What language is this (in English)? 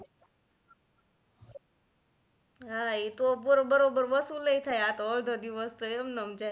Gujarati